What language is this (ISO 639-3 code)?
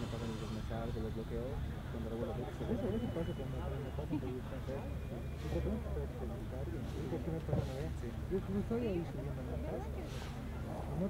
spa